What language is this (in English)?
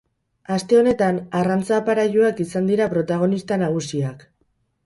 Basque